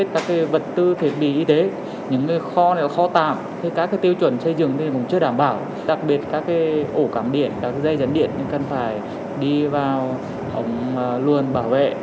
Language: Vietnamese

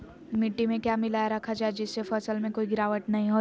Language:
Magahi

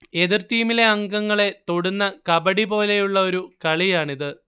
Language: Malayalam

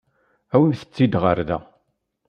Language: Kabyle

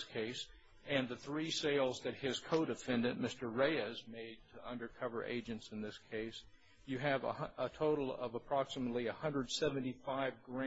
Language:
English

